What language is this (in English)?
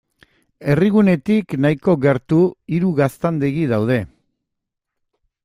Basque